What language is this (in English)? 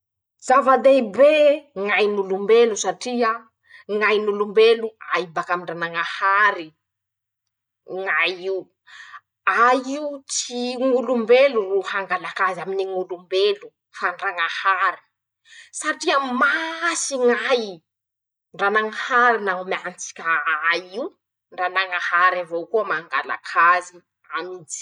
Masikoro Malagasy